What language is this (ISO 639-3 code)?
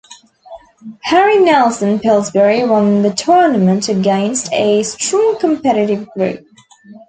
eng